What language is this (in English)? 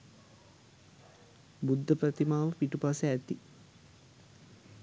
Sinhala